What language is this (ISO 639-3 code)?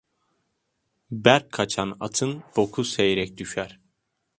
tur